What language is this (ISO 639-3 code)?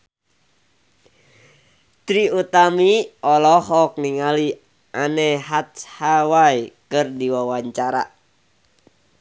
sun